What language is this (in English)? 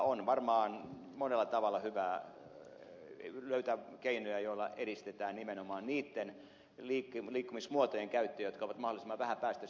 Finnish